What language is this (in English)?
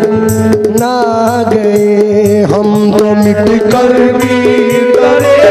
Arabic